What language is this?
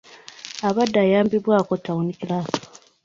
Ganda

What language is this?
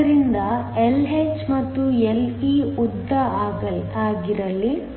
Kannada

